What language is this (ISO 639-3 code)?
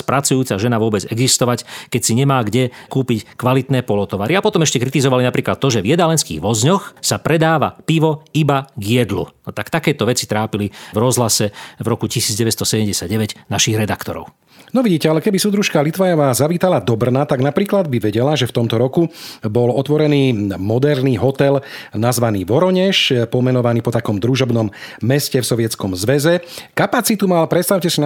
slk